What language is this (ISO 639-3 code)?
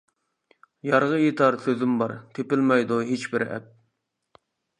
uig